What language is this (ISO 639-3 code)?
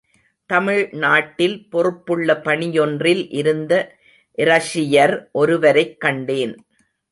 tam